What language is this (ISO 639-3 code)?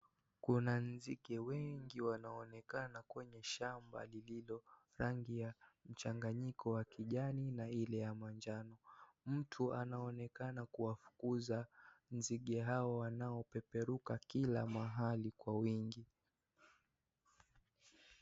swa